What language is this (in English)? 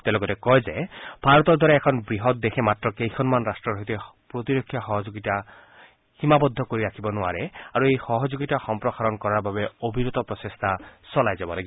Assamese